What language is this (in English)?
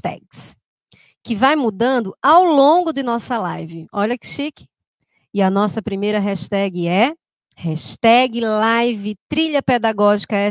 Portuguese